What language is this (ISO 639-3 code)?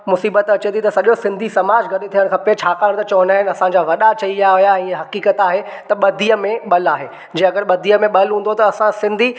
snd